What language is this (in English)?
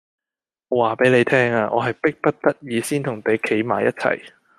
Cantonese